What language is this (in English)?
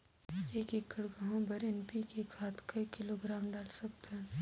Chhattisgarhi